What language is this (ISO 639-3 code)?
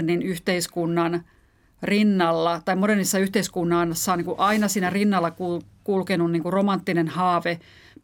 fin